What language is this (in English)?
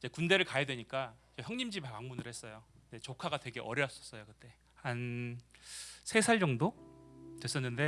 Korean